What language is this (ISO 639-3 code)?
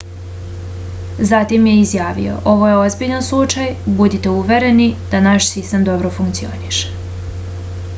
srp